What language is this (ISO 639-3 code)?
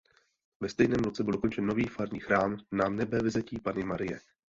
ces